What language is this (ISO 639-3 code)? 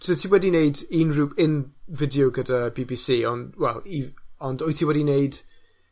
cym